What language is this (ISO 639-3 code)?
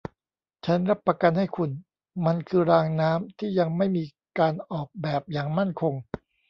tha